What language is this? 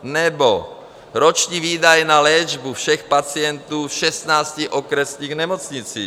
Czech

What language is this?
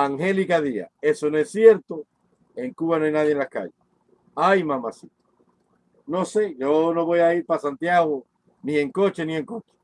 Spanish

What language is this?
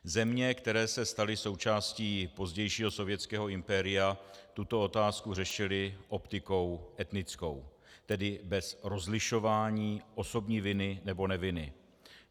Czech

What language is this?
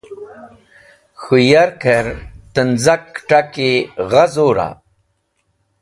Wakhi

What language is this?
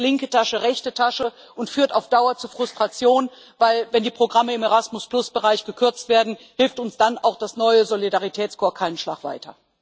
German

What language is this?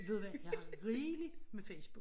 Danish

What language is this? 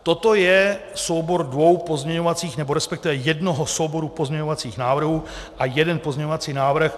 Czech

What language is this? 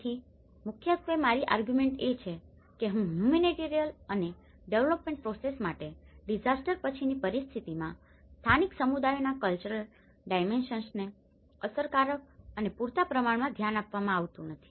Gujarati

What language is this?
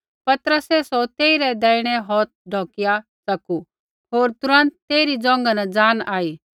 Kullu Pahari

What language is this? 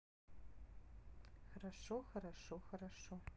Russian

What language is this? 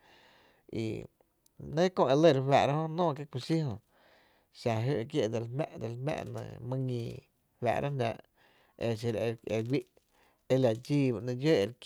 Tepinapa Chinantec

